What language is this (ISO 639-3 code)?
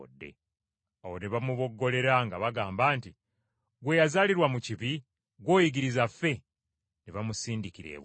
lug